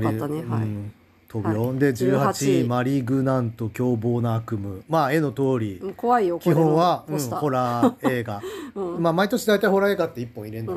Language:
Japanese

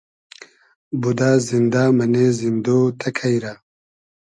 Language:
Hazaragi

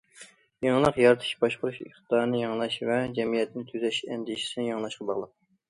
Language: Uyghur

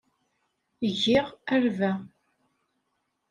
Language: Kabyle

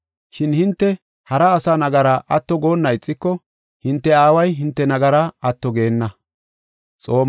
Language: Gofa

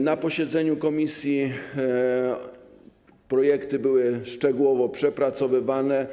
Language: Polish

